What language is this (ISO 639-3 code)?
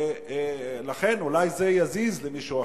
heb